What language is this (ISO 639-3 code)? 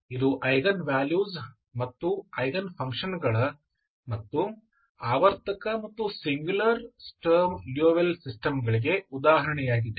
kan